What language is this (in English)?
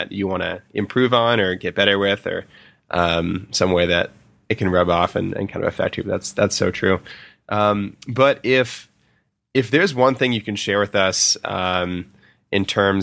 English